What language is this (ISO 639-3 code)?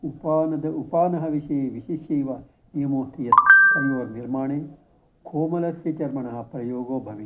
san